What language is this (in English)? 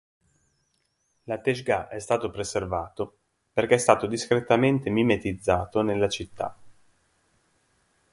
Italian